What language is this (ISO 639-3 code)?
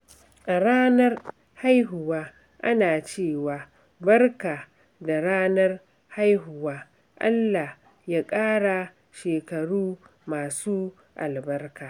hau